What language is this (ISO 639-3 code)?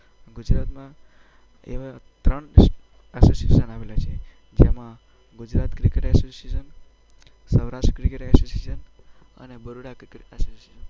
guj